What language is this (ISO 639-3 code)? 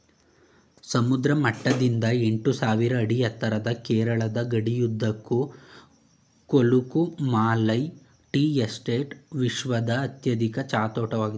kan